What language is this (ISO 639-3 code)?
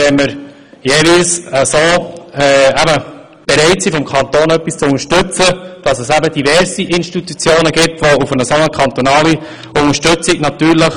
gsw